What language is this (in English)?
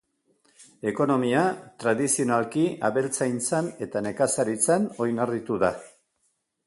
Basque